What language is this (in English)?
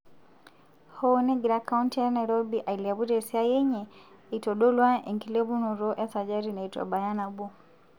Masai